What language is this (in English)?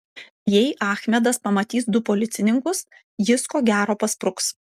Lithuanian